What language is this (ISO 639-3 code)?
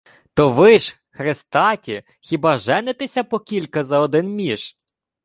ukr